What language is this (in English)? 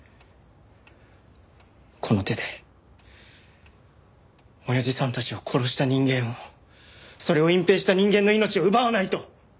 Japanese